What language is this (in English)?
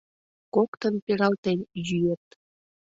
Mari